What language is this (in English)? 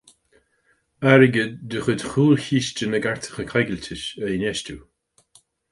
Irish